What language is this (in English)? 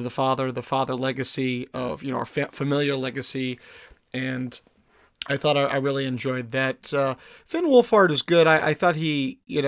English